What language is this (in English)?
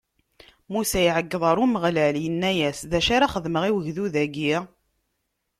Kabyle